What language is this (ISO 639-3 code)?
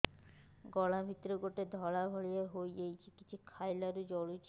ori